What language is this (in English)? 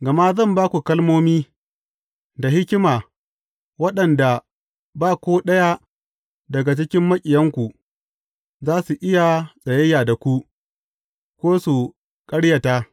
Hausa